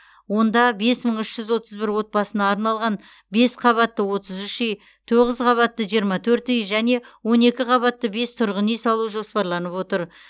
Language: Kazakh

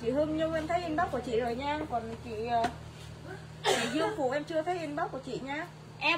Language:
Vietnamese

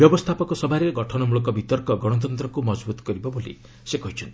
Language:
Odia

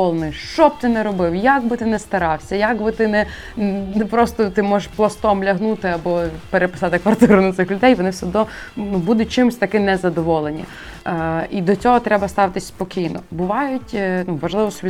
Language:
Ukrainian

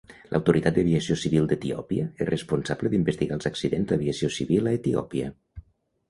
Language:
Catalan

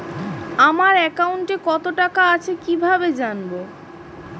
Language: Bangla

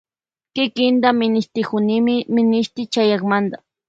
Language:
Loja Highland Quichua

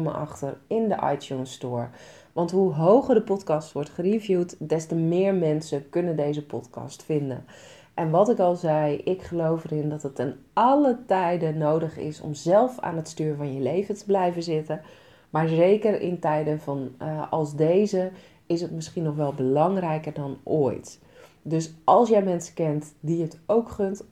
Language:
Dutch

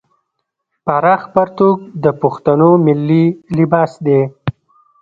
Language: Pashto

